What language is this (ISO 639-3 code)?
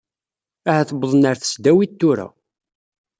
kab